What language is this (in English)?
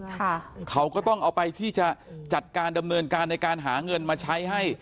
Thai